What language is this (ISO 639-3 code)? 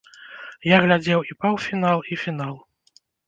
bel